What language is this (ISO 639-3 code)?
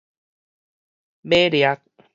nan